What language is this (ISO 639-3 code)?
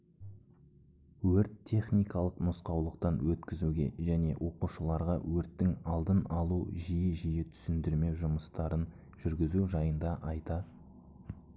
kaz